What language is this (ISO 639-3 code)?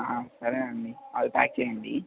tel